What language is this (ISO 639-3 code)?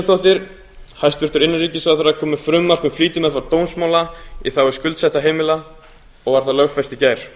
isl